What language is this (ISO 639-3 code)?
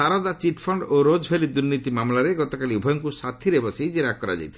ori